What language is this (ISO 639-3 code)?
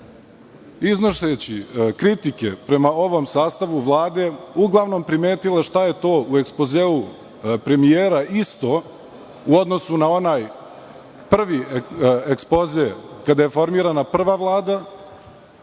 srp